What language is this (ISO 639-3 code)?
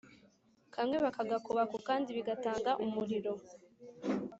kin